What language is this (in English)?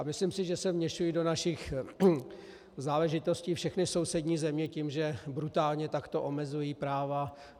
Czech